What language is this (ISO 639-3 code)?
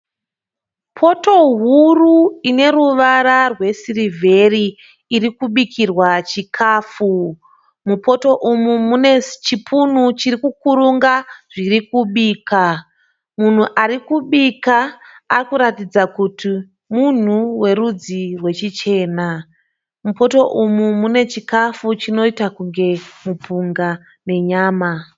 sna